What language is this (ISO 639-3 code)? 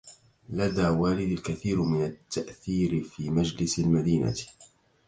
ara